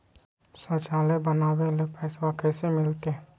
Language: Magahi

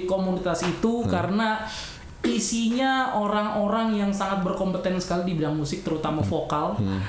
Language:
Indonesian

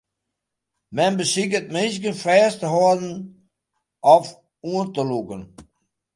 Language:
Western Frisian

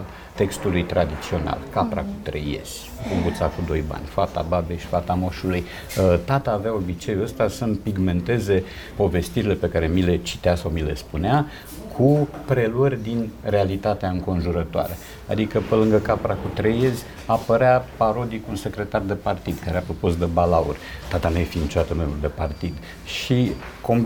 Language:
Romanian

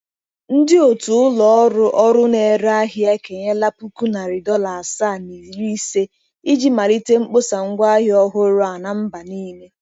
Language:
Igbo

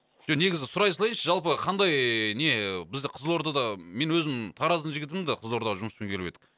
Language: Kazakh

